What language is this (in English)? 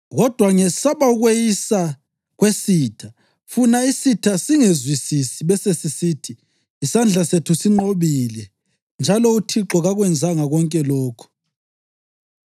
North Ndebele